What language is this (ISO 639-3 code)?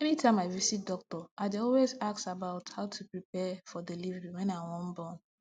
pcm